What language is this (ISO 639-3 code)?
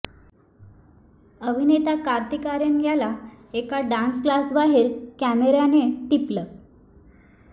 mar